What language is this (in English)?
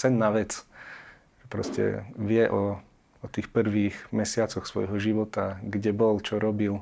Slovak